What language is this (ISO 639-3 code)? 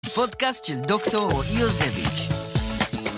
heb